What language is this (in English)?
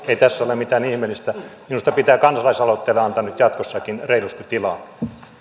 Finnish